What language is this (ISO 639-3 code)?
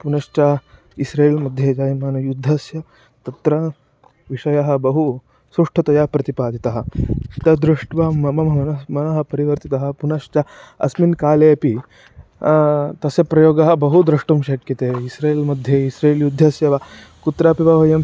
san